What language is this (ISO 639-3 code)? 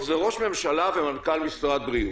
heb